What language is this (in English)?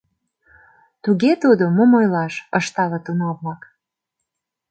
Mari